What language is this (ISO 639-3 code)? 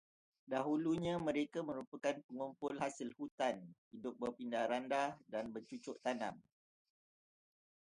msa